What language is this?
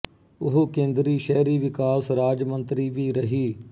Punjabi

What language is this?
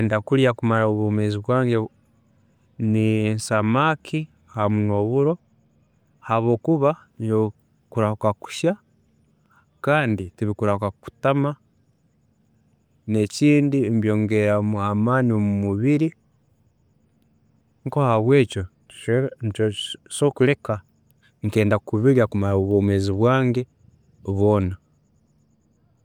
Tooro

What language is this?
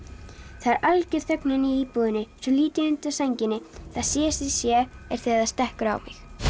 Icelandic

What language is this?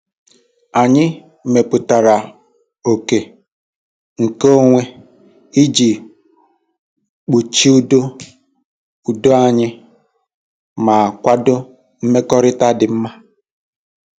Igbo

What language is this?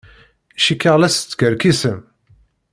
Kabyle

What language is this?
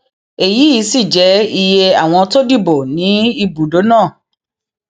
Yoruba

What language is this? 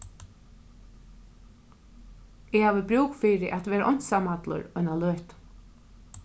Faroese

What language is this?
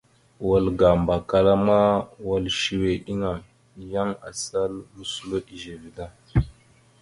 Mada (Cameroon)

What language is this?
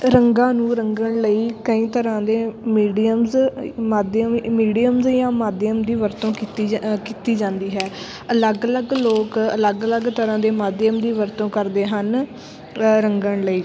Punjabi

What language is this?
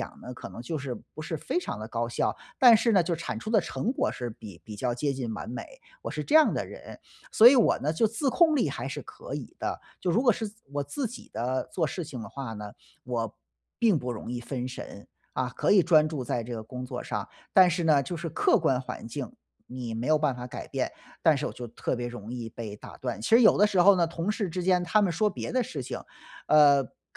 Chinese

